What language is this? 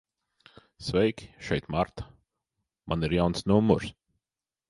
Latvian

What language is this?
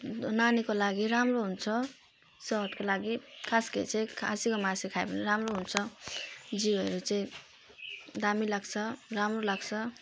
Nepali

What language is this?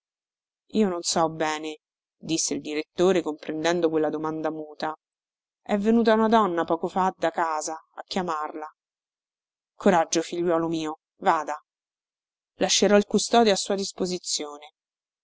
Italian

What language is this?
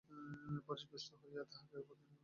Bangla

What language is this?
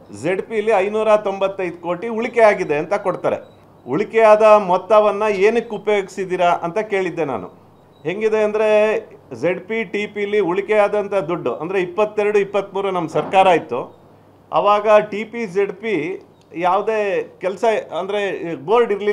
Kannada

